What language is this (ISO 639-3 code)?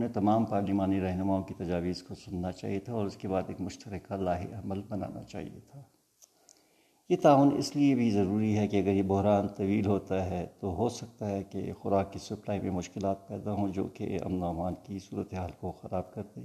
urd